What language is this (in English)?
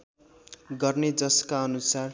Nepali